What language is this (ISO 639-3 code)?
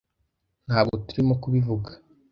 kin